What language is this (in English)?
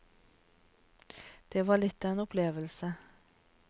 Norwegian